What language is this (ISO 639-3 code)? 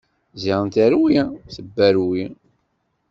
kab